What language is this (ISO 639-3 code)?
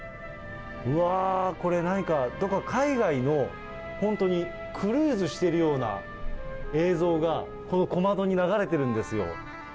jpn